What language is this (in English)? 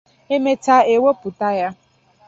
Igbo